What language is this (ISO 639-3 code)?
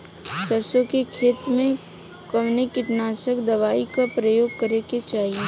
bho